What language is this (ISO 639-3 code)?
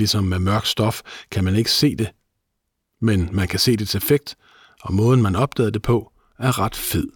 dan